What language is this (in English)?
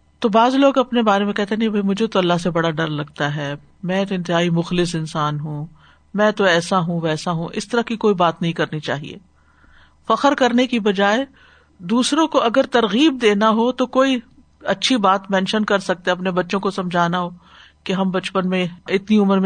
Urdu